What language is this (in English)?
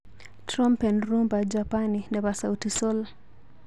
Kalenjin